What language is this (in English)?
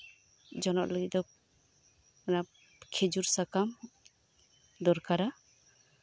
Santali